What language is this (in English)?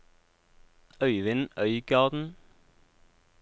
Norwegian